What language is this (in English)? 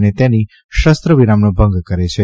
Gujarati